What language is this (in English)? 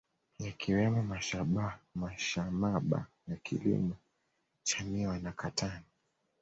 Swahili